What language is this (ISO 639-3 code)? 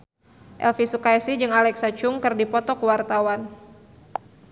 sun